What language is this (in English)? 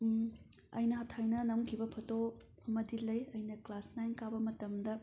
Manipuri